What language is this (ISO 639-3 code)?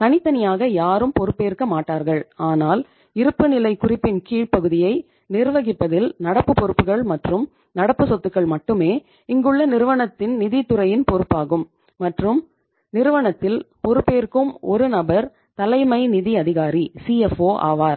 tam